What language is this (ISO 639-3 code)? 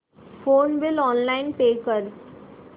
mar